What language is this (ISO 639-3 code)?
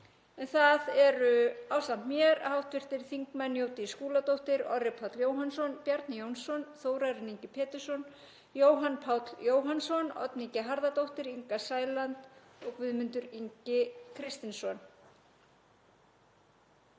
isl